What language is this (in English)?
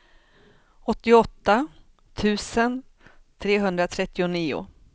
Swedish